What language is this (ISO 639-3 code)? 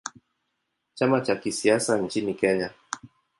swa